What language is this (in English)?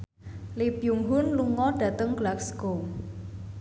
Javanese